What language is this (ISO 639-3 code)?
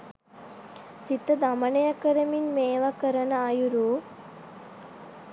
sin